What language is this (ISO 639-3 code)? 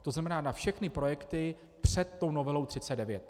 ces